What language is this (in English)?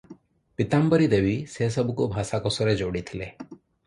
Odia